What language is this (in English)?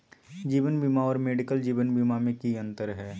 Magahi